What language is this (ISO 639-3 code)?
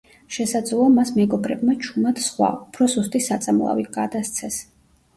kat